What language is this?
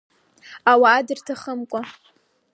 Abkhazian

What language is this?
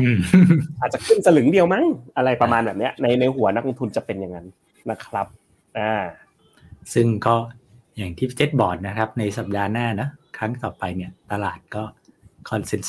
Thai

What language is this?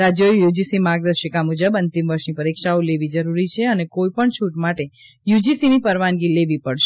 Gujarati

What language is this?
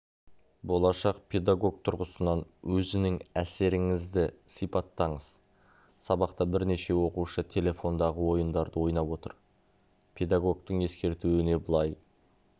Kazakh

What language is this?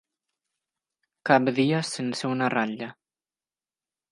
Catalan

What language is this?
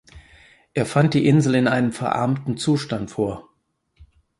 German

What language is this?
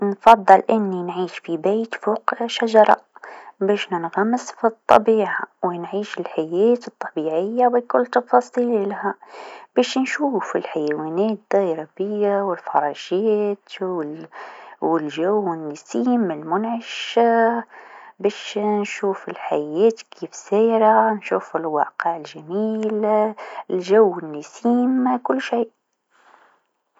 Tunisian Arabic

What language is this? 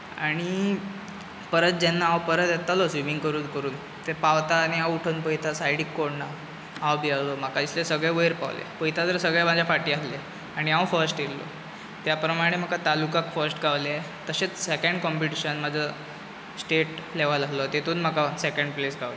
Konkani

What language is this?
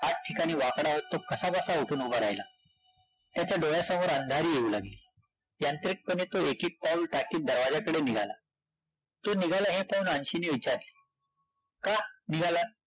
Marathi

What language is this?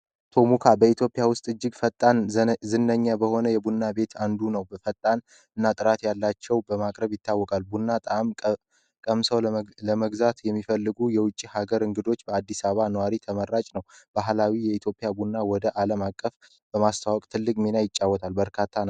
Amharic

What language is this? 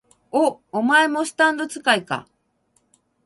Japanese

